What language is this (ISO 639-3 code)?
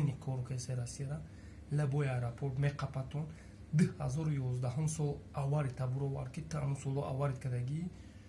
tur